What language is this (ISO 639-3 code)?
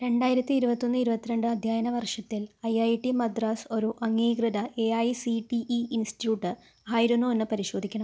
mal